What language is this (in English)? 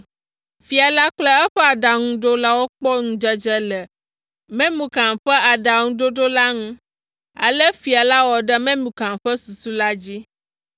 Ewe